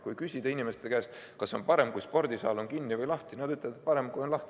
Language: Estonian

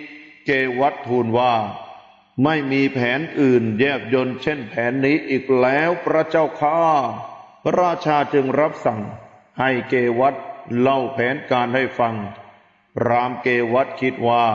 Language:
Thai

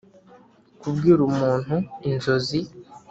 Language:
Kinyarwanda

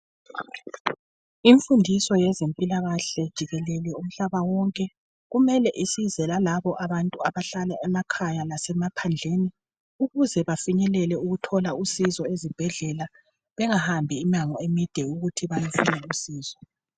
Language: North Ndebele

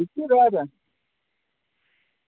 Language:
Dogri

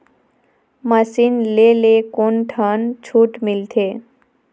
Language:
Chhattisgarhi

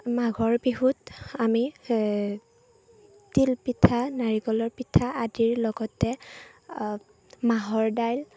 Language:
Assamese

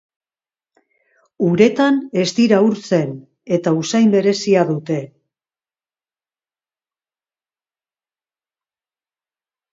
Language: Basque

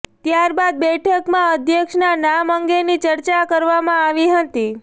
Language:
Gujarati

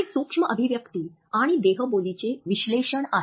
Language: Marathi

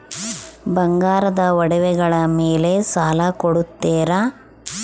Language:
Kannada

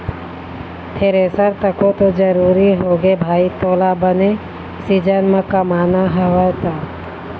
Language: Chhattisgarhi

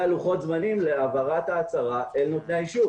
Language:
Hebrew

